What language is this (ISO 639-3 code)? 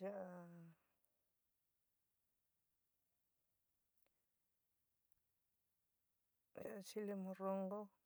mig